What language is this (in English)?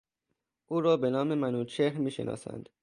Persian